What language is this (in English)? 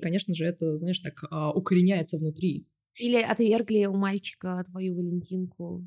Russian